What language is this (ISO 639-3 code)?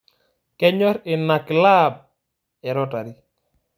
mas